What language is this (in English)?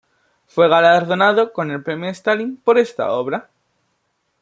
Spanish